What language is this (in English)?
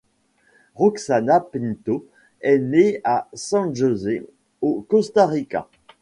French